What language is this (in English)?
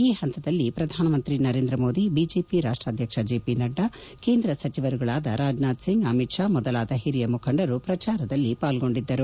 Kannada